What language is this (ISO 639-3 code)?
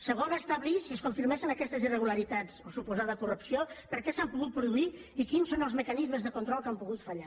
cat